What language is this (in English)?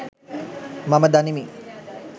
Sinhala